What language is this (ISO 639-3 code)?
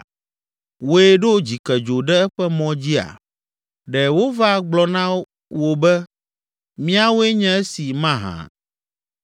ewe